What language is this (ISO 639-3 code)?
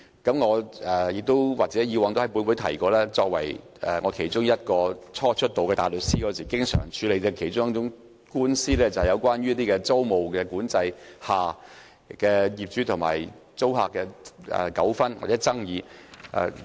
yue